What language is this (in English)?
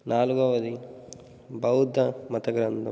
Telugu